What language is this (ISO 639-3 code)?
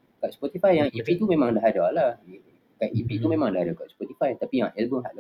msa